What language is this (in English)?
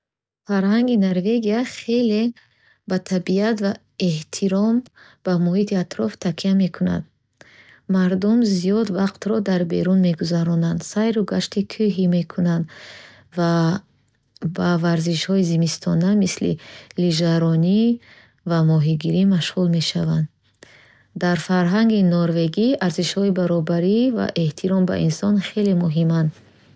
Bukharic